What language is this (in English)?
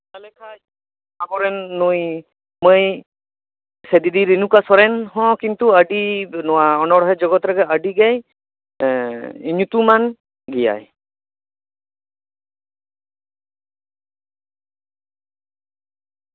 Santali